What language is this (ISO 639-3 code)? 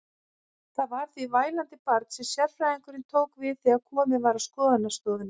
isl